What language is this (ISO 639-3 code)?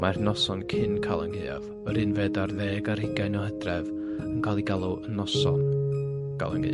cym